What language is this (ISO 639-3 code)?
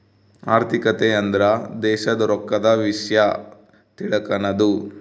kan